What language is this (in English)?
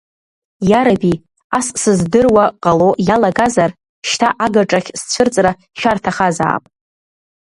Abkhazian